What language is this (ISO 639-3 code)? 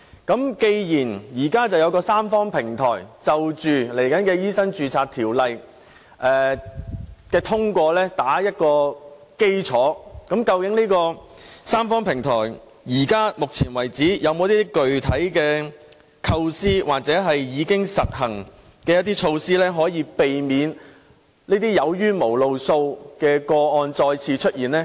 yue